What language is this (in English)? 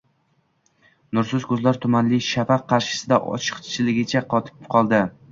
Uzbek